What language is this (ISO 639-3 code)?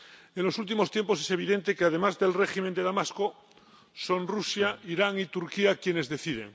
spa